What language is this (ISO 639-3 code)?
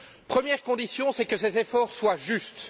fra